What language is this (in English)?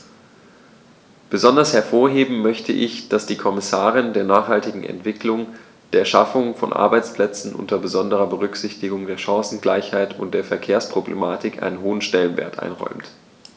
German